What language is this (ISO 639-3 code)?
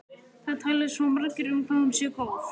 isl